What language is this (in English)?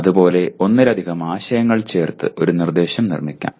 Malayalam